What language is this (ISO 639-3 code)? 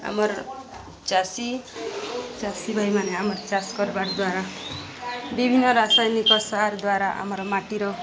ori